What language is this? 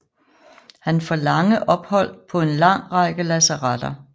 Danish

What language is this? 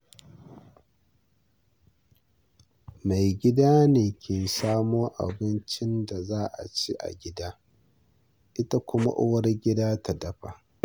Hausa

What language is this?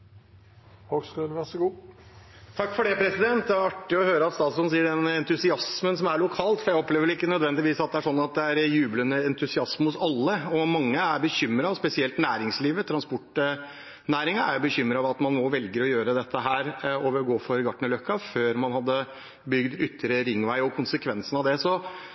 Norwegian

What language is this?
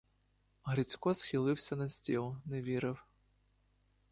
Ukrainian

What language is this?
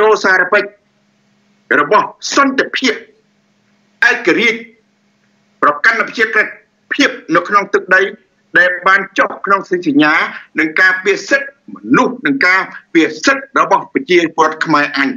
Thai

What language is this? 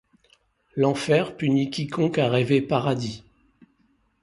French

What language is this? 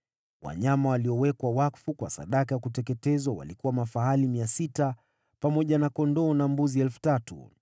Swahili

